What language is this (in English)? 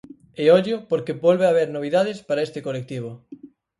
Galician